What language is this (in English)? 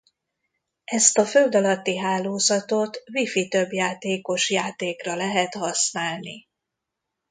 Hungarian